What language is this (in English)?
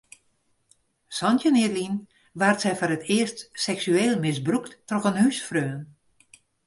Western Frisian